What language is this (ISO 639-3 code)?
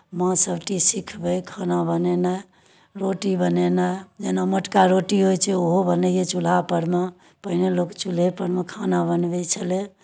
mai